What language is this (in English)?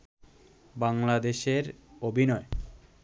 Bangla